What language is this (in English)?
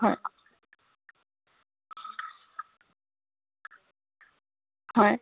Assamese